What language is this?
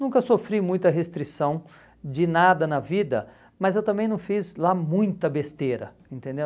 Portuguese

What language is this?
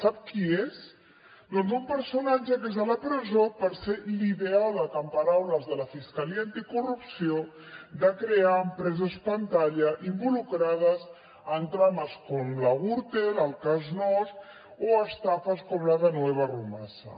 Catalan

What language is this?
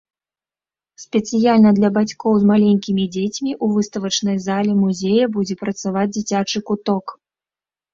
Belarusian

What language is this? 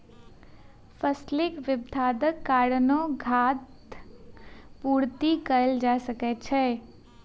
Maithili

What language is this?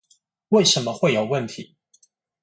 Chinese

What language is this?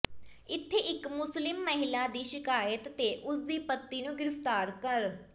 Punjabi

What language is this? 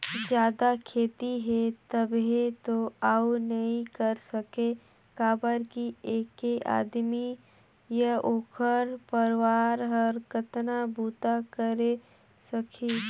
Chhattisgarhi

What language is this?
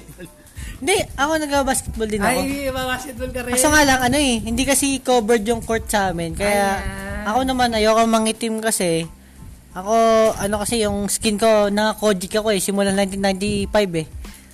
Filipino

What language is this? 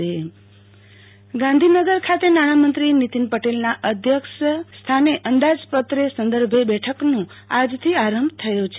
Gujarati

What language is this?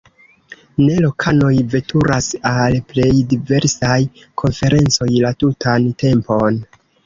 Esperanto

